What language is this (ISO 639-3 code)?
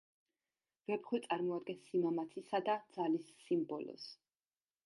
kat